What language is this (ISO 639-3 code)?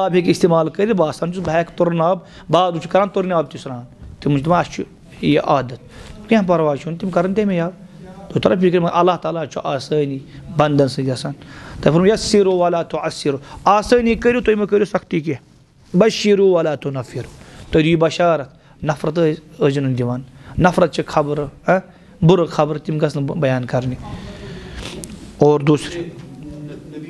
ara